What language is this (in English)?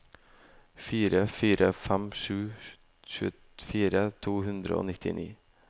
Norwegian